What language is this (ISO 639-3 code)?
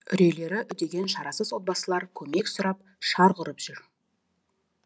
kaz